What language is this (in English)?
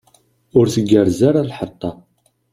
Kabyle